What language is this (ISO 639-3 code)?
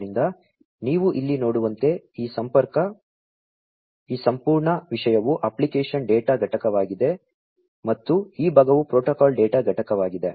kan